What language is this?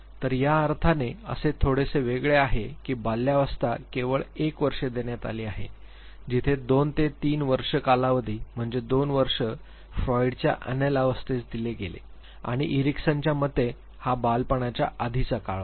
Marathi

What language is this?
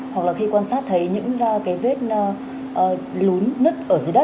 Vietnamese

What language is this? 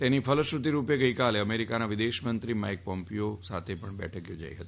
Gujarati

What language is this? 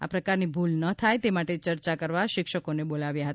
Gujarati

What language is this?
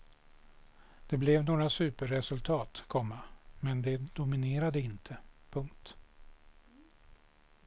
Swedish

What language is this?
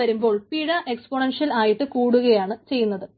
Malayalam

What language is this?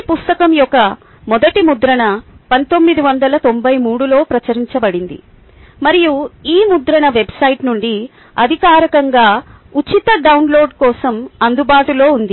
Telugu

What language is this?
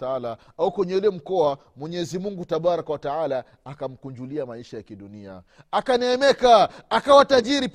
Swahili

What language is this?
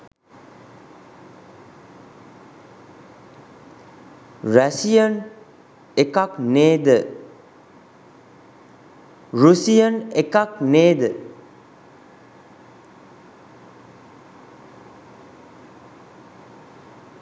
Sinhala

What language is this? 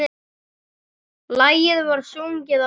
Icelandic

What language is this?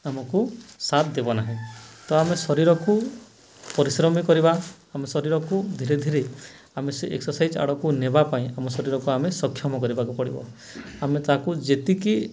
Odia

